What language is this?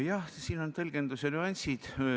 Estonian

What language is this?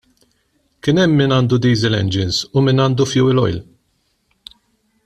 Maltese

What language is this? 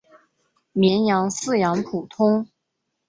Chinese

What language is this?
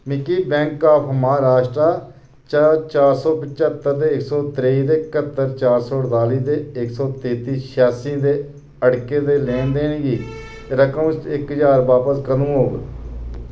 Dogri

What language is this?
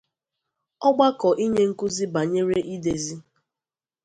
Igbo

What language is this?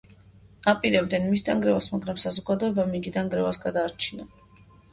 Georgian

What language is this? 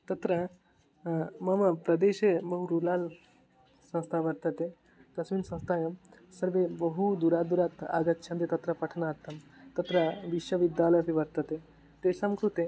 Sanskrit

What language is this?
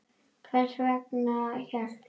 Icelandic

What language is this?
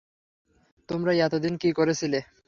Bangla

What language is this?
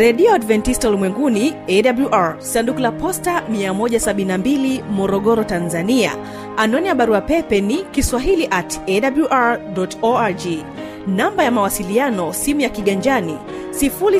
Swahili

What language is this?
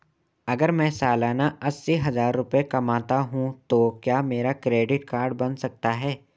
Hindi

